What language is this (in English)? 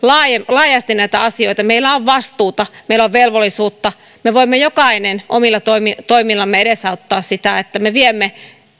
Finnish